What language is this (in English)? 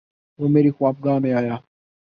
Urdu